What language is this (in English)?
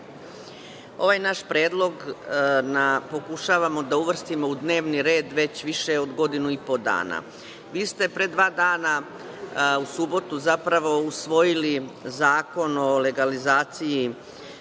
Serbian